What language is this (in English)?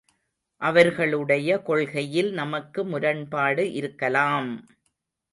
Tamil